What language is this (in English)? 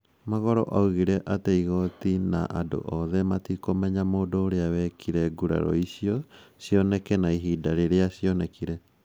Kikuyu